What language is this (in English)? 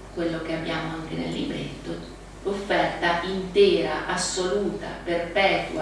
Italian